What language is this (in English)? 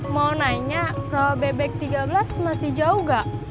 Indonesian